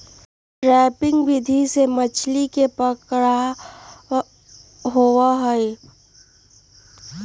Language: Magahi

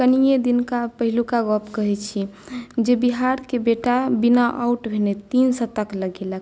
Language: Maithili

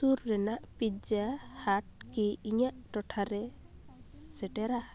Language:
Santali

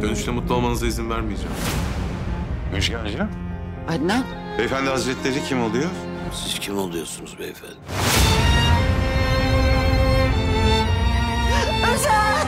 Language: Turkish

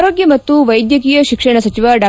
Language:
Kannada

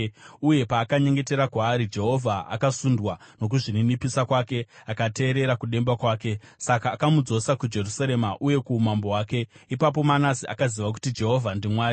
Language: Shona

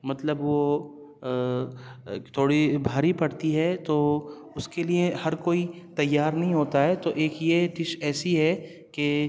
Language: Urdu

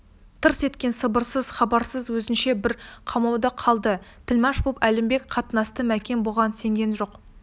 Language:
Kazakh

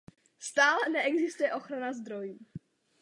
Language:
Czech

